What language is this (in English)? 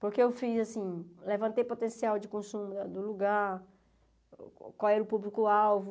Portuguese